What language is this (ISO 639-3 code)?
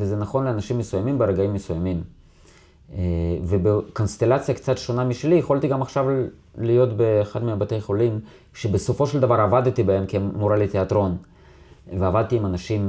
heb